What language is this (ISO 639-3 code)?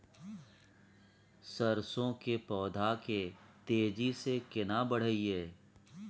mai